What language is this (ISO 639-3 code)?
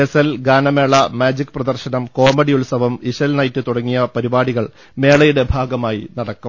mal